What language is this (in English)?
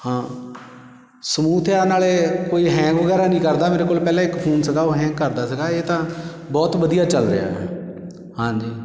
Punjabi